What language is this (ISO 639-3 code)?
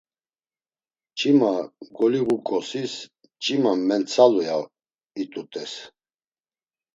lzz